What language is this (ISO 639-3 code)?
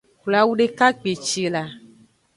ajg